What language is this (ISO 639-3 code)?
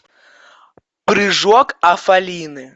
rus